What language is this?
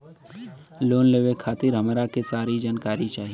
Bhojpuri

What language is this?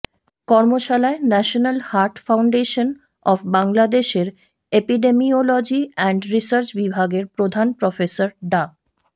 Bangla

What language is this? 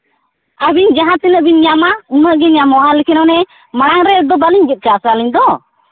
Santali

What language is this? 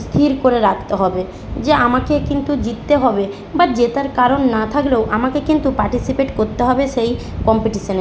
Bangla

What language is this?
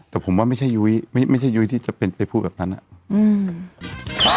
Thai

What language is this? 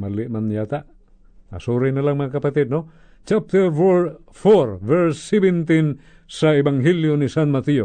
Filipino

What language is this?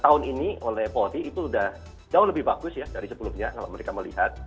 Indonesian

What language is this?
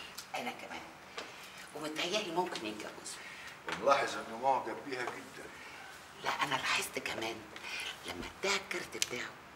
Arabic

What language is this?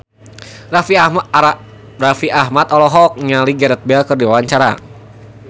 Sundanese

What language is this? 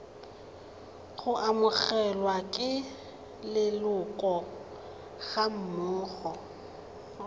Tswana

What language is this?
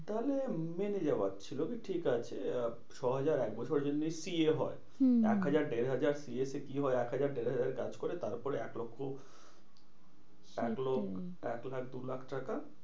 Bangla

